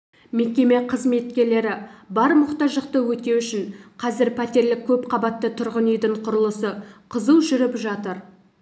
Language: Kazakh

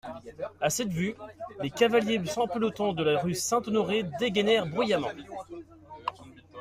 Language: French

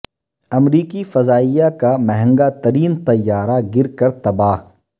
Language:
Urdu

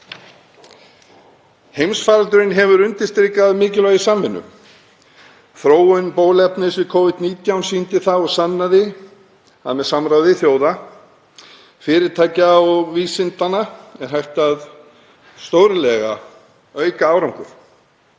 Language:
Icelandic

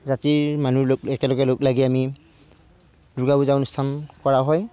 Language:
Assamese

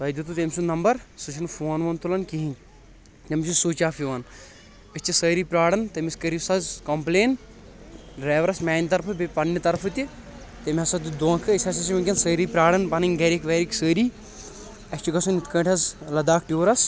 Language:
Kashmiri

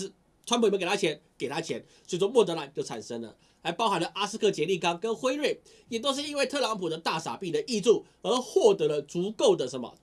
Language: Chinese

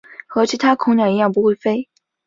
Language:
Chinese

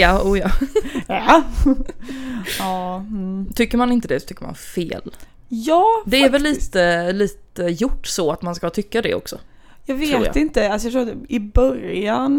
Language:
Swedish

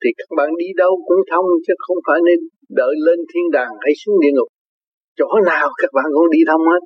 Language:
Vietnamese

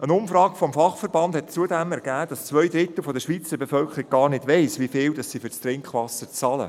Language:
Swiss German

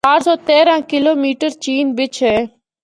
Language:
Northern Hindko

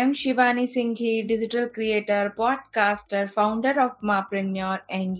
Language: Hindi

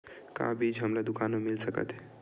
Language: Chhattisgarhi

